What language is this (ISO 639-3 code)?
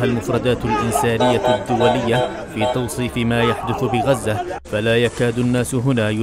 ara